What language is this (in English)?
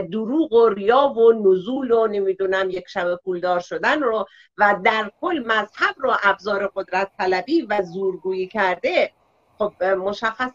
Persian